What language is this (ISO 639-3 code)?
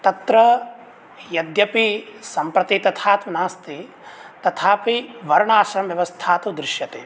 san